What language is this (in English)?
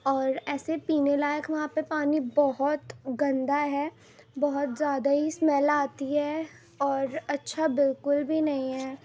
Urdu